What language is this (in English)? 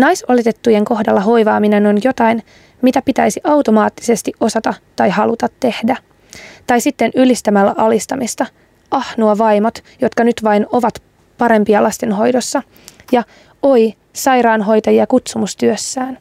Finnish